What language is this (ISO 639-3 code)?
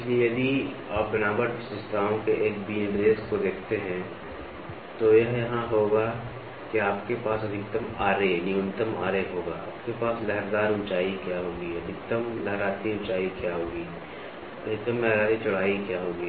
hin